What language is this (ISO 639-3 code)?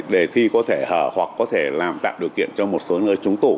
vie